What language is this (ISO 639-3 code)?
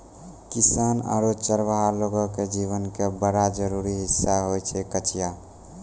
mai